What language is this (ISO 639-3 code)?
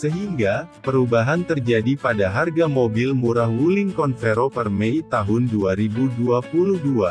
ind